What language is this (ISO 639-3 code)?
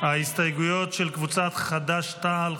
heb